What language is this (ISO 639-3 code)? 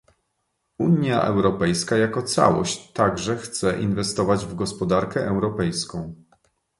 pol